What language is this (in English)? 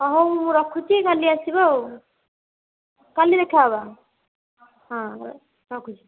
Odia